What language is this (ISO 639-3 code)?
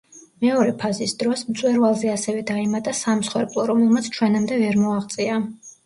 kat